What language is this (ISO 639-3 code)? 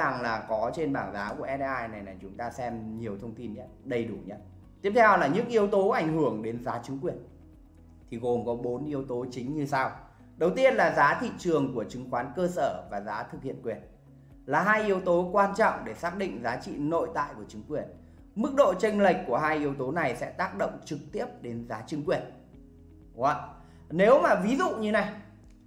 vie